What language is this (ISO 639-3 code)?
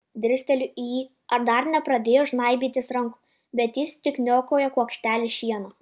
lit